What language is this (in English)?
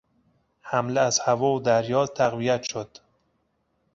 Persian